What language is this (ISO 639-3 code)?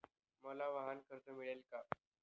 mar